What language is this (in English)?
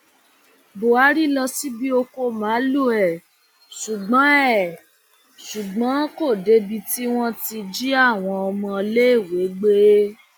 Yoruba